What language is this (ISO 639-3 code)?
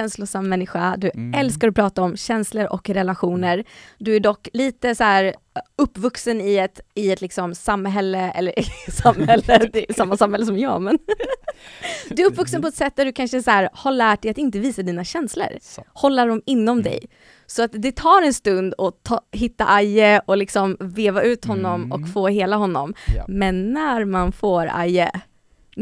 swe